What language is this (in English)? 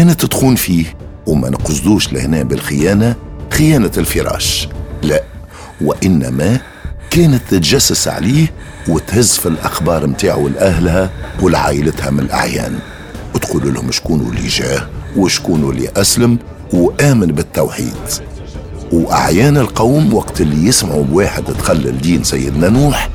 Arabic